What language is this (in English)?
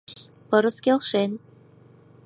Mari